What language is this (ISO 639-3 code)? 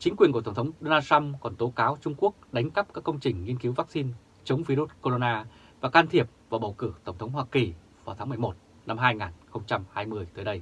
vie